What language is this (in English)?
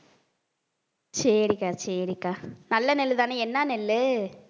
Tamil